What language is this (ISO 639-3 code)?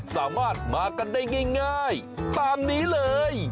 tha